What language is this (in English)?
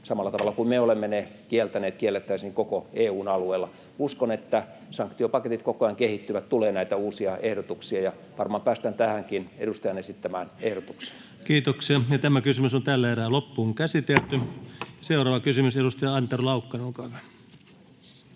Finnish